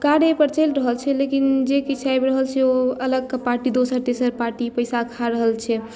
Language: Maithili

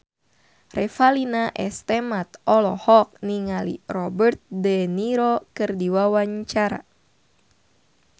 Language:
Sundanese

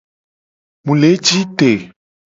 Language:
Gen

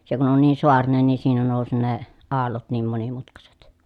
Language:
Finnish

